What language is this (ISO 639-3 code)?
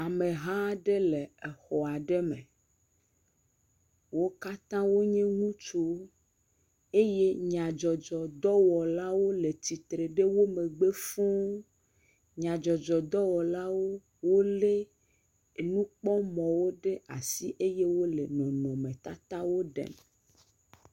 ewe